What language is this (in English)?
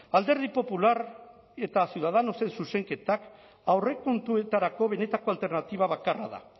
Basque